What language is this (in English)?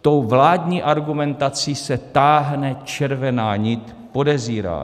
Czech